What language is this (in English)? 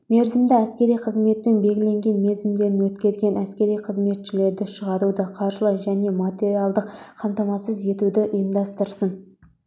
Kazakh